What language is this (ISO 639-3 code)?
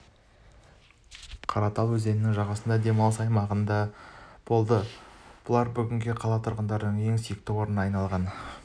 kaz